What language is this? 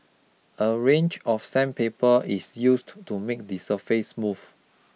English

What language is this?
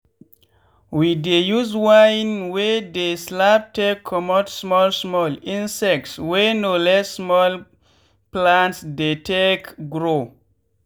Nigerian Pidgin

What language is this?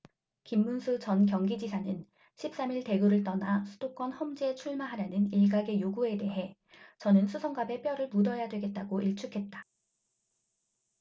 Korean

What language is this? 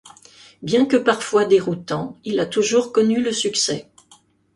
French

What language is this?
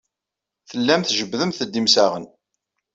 Kabyle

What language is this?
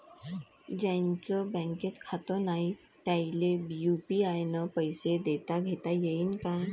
Marathi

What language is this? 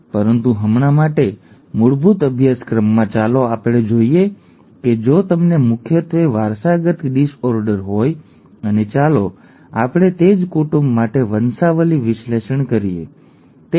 Gujarati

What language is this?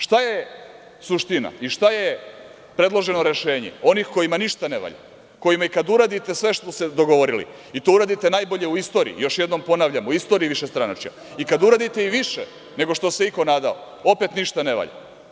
Serbian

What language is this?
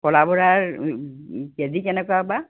Assamese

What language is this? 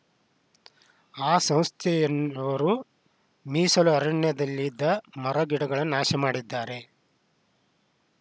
Kannada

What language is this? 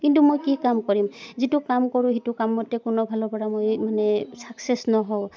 Assamese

